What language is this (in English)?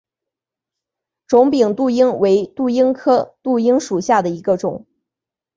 Chinese